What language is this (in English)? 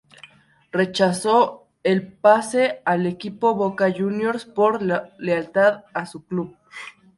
Spanish